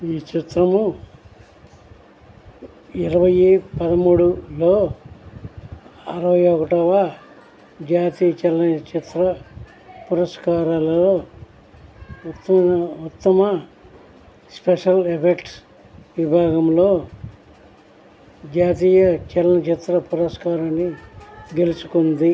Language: Telugu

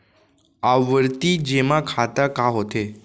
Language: Chhattisgarhi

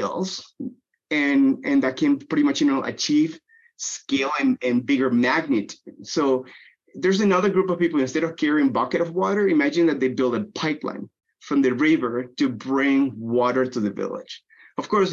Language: English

